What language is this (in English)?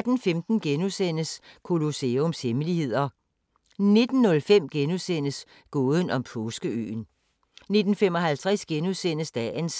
Danish